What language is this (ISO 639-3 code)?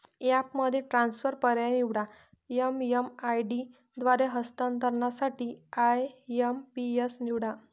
mar